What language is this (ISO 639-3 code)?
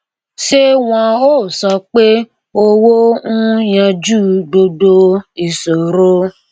yor